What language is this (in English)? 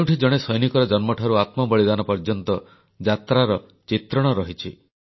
Odia